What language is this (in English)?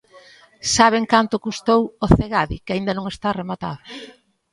Galician